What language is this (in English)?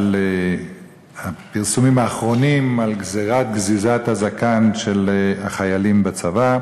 Hebrew